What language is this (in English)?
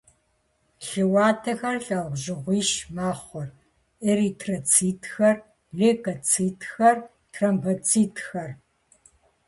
Kabardian